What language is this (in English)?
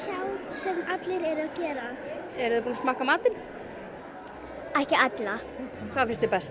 Icelandic